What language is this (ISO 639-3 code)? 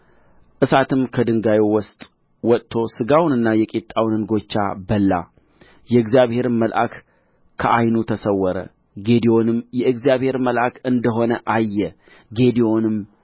amh